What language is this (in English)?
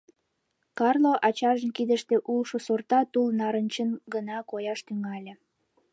Mari